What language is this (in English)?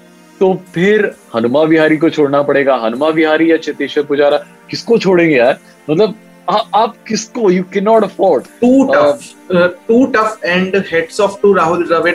Hindi